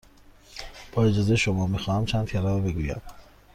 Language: Persian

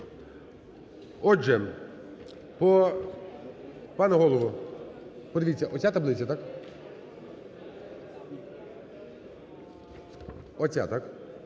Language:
Ukrainian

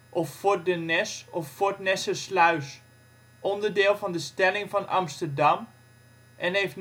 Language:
Dutch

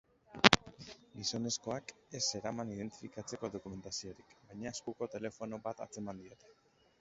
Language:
Basque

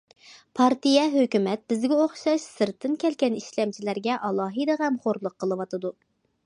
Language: Uyghur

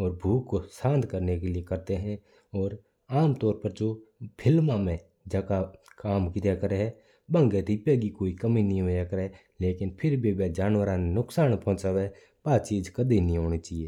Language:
Mewari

